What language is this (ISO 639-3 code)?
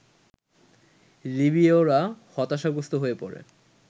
ben